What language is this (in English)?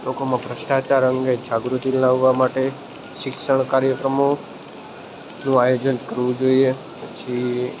Gujarati